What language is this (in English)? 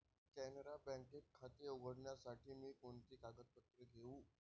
Marathi